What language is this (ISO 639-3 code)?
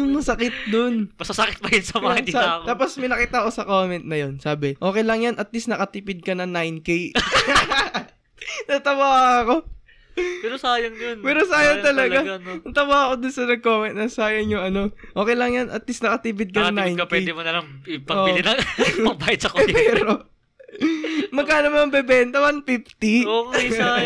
fil